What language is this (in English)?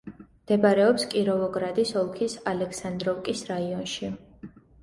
Georgian